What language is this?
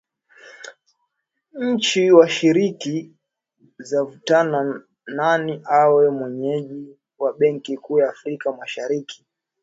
Swahili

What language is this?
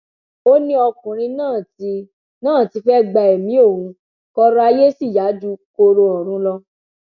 Yoruba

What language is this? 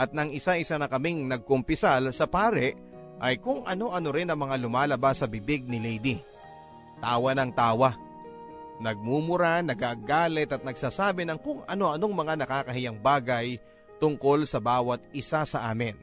Filipino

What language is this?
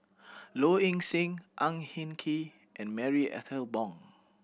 English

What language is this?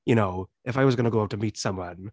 English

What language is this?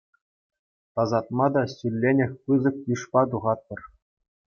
Chuvash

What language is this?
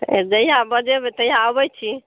Maithili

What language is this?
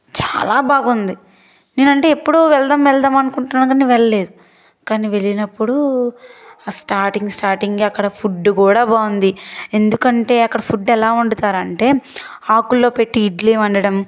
Telugu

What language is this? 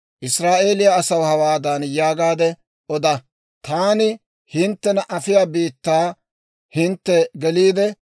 Dawro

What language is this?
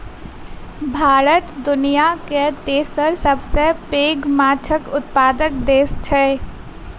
Maithili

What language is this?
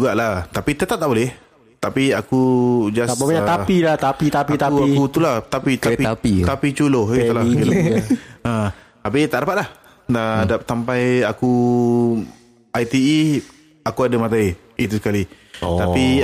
Malay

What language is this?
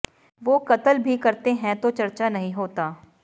Punjabi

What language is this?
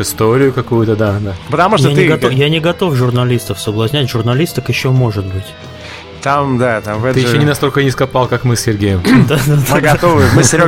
Russian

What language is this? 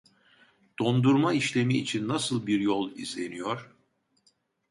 Turkish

